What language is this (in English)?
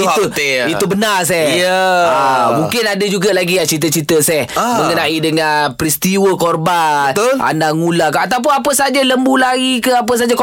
Malay